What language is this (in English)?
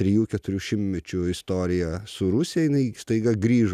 Lithuanian